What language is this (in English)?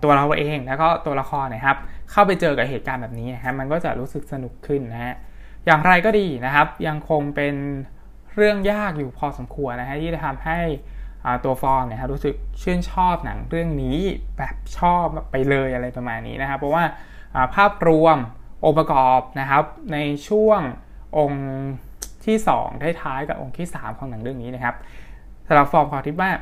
Thai